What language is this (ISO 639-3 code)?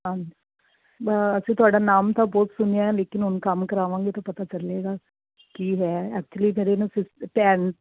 pan